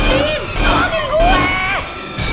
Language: Indonesian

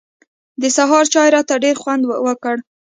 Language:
Pashto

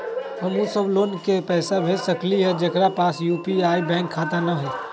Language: Magahi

